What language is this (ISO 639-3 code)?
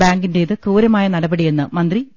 mal